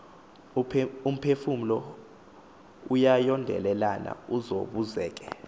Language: Xhosa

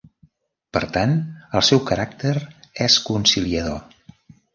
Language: Catalan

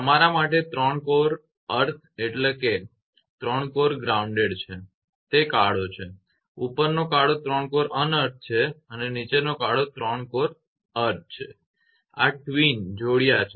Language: Gujarati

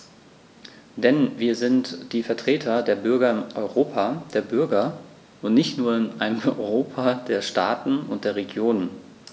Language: German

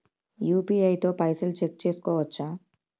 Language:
Telugu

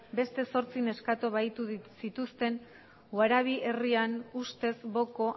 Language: Basque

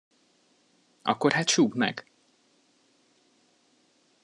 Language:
Hungarian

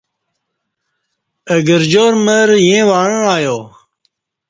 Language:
Kati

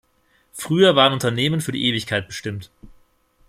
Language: German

